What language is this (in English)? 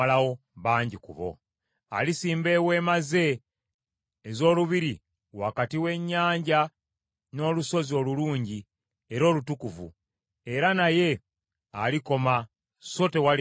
Ganda